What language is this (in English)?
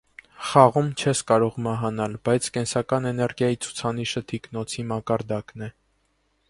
Armenian